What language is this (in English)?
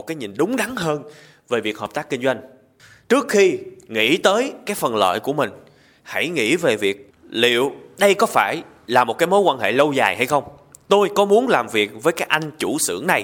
Vietnamese